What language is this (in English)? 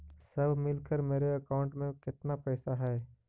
Magahi